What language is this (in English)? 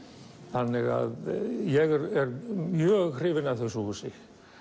Icelandic